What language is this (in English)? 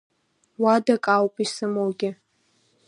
Abkhazian